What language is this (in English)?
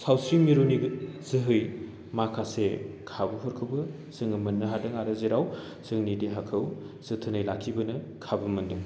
Bodo